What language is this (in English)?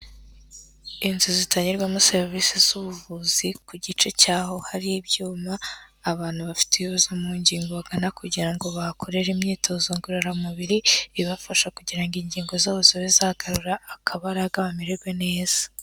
Kinyarwanda